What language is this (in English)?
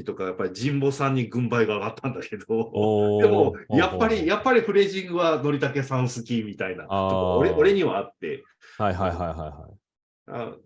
Japanese